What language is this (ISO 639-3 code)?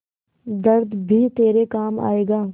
hin